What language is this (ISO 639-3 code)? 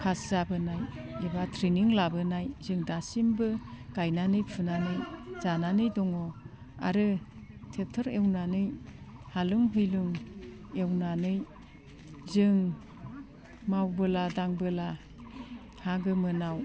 brx